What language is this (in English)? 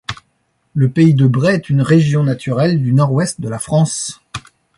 French